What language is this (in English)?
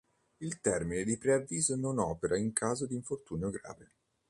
Italian